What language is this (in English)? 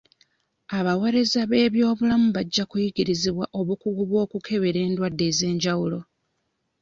Ganda